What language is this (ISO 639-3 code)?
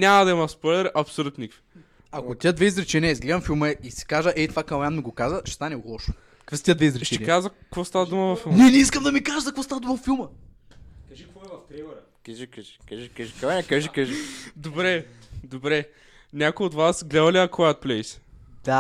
bul